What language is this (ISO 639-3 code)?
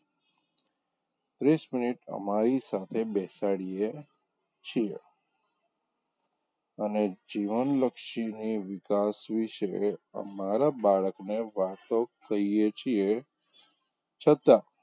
guj